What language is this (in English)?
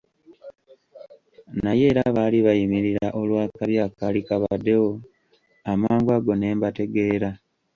Ganda